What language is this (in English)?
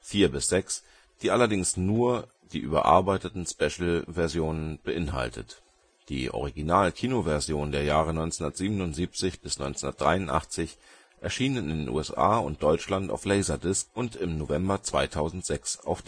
German